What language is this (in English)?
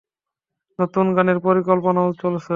Bangla